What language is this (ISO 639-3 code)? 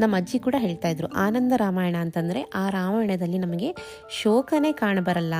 kan